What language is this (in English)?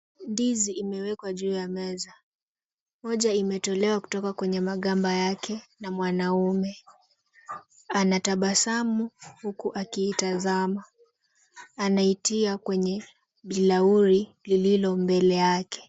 Swahili